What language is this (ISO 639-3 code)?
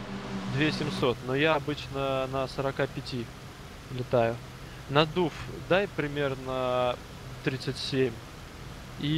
rus